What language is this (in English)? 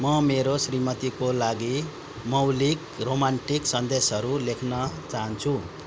Nepali